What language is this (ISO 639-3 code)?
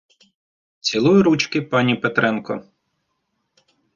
ukr